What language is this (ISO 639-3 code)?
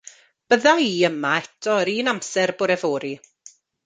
cym